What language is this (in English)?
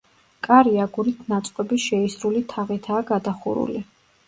Georgian